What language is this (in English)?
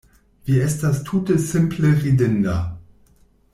Esperanto